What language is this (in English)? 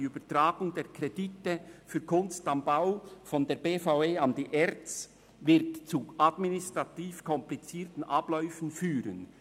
Swiss German